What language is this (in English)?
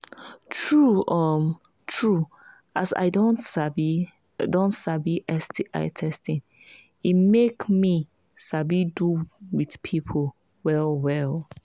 Nigerian Pidgin